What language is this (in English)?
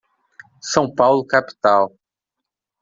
Portuguese